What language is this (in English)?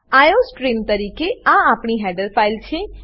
Gujarati